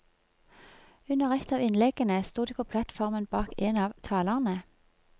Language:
Norwegian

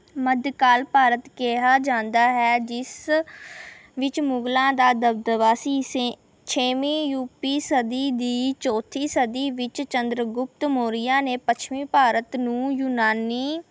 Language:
Punjabi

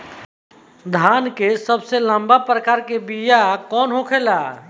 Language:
Bhojpuri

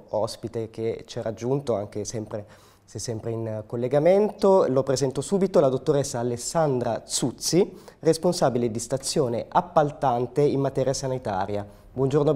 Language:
Italian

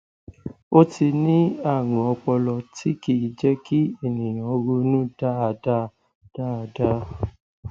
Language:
Yoruba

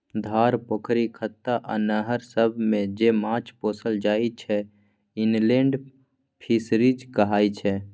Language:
Maithili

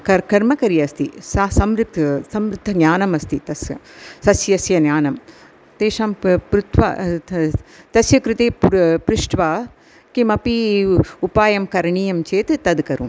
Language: Sanskrit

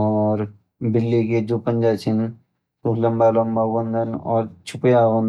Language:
Garhwali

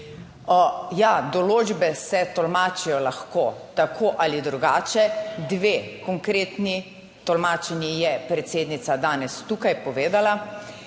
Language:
Slovenian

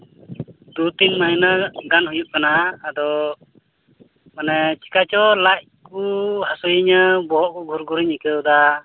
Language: Santali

